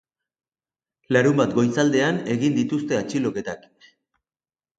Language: Basque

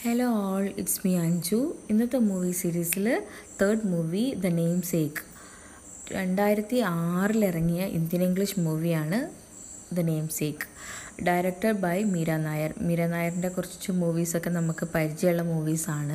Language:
Malayalam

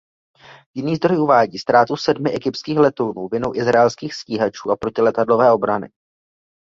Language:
Czech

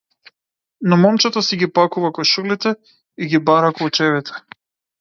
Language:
Macedonian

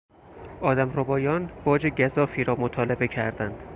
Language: Persian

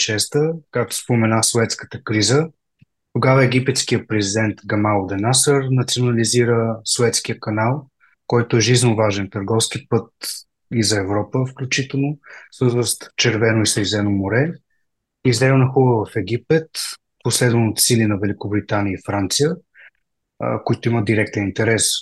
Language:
Bulgarian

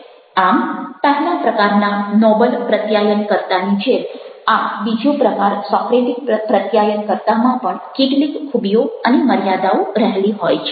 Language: Gujarati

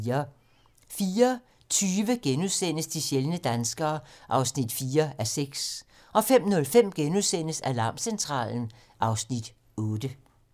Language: Danish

